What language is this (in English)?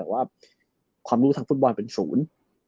Thai